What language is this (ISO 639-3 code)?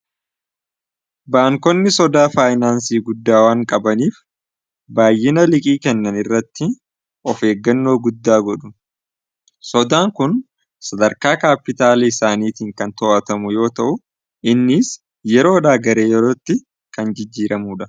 orm